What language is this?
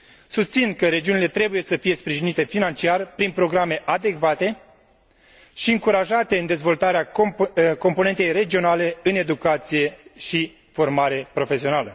Romanian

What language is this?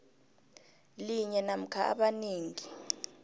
South Ndebele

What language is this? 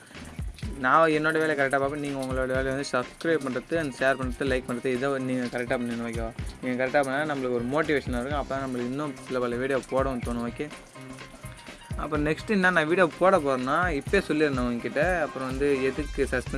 Tamil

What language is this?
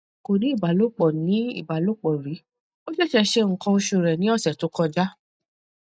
Yoruba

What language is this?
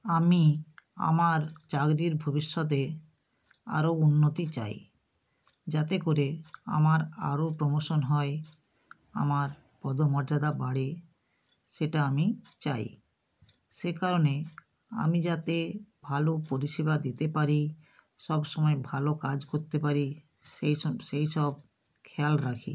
Bangla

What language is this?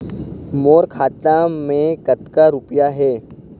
Chhattisgarhi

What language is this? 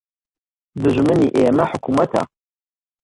Central Kurdish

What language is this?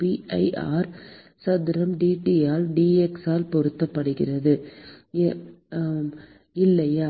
Tamil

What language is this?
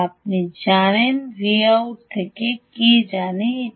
Bangla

